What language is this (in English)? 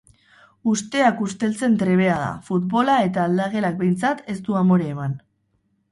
Basque